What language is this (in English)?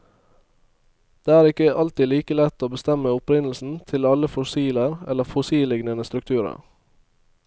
Norwegian